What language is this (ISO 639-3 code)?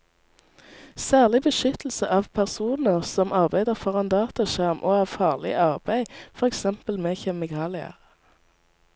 nor